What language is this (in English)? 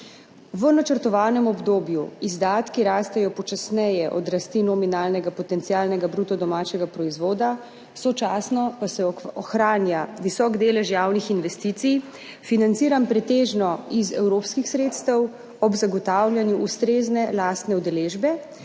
Slovenian